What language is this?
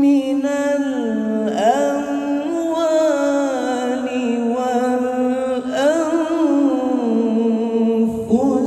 Arabic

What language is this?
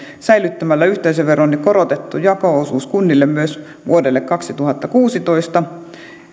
Finnish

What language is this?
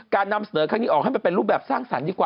Thai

